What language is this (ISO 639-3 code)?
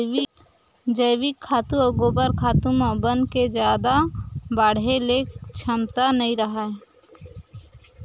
hne